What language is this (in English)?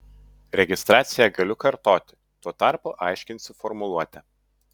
Lithuanian